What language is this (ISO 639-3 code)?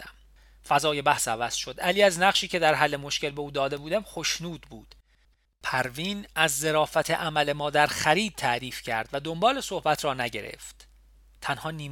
fas